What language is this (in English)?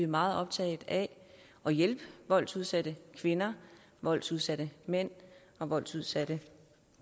Danish